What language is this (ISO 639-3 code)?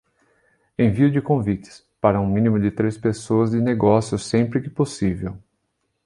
por